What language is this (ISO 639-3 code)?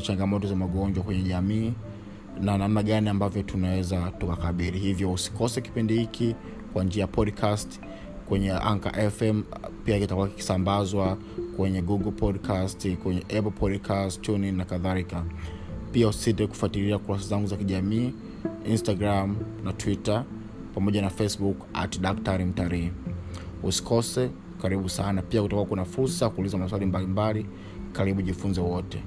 swa